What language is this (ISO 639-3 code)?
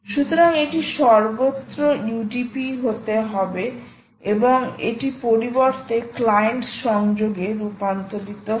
ben